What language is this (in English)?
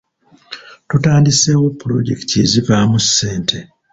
Ganda